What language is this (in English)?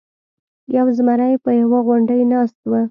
Pashto